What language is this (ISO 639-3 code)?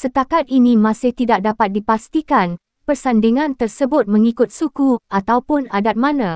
msa